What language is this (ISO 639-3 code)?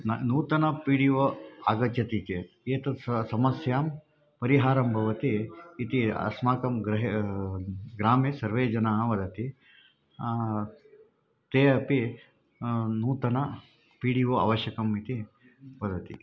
san